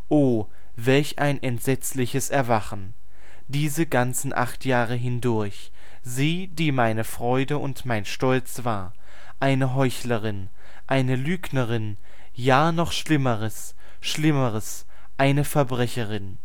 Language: German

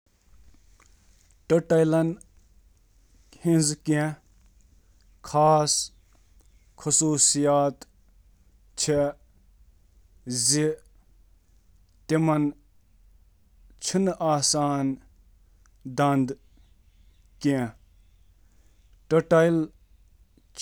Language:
Kashmiri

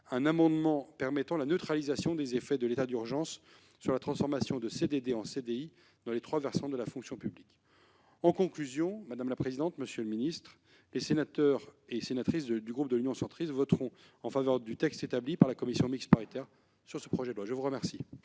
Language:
French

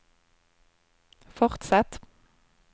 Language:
Norwegian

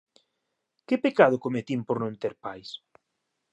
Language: Galician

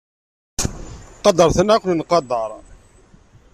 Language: Kabyle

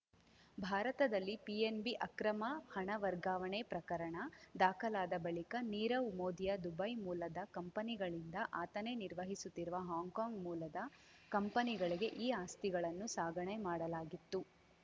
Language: Kannada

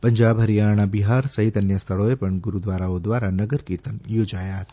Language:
Gujarati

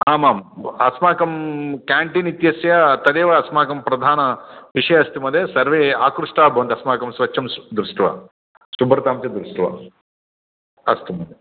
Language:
Sanskrit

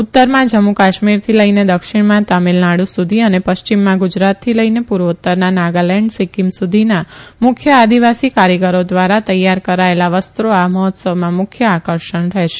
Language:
Gujarati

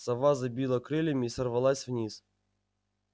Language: Russian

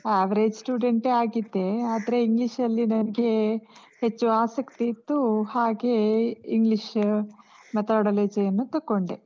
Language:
Kannada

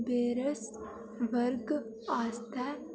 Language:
Dogri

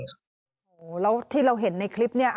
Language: Thai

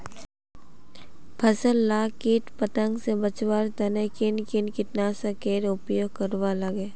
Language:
Magahi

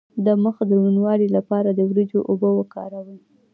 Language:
Pashto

